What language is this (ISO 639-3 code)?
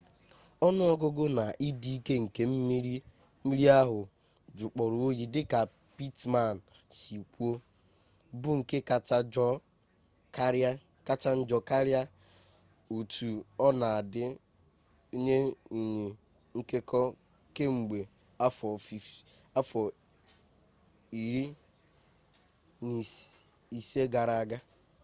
ibo